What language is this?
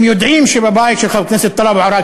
Hebrew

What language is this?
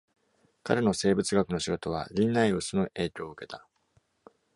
Japanese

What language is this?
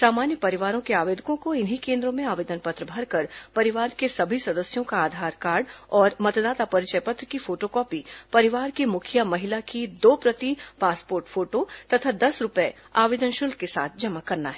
Hindi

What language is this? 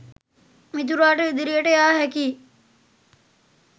Sinhala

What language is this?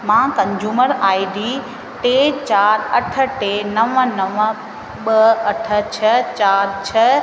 Sindhi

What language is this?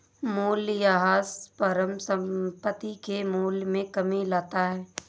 Hindi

